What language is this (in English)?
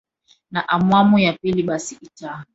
Swahili